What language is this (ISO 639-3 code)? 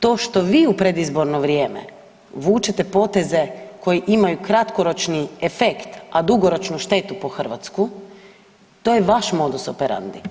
hrv